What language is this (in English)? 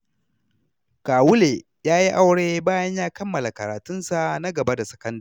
Hausa